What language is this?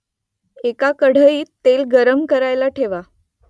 Marathi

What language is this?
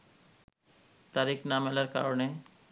Bangla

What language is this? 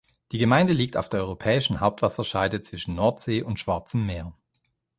German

